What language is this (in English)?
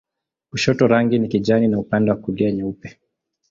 Swahili